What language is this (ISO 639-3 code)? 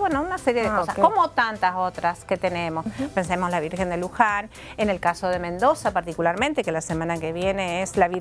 spa